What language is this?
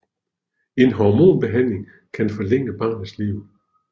Danish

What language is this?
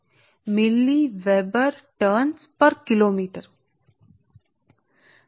Telugu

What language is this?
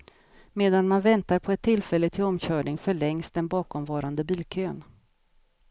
Swedish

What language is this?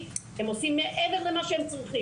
Hebrew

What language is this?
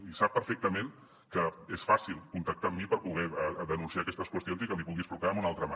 Catalan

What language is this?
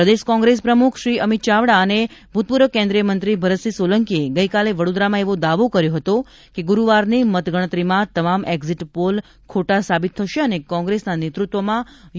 Gujarati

